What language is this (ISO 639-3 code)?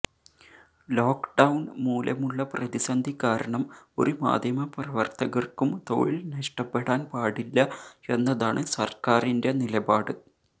mal